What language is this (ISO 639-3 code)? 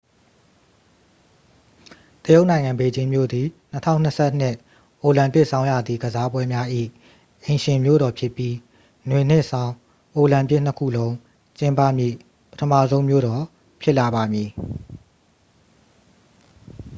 mya